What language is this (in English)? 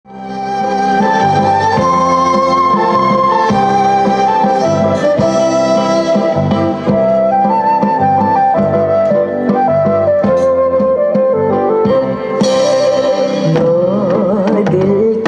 Korean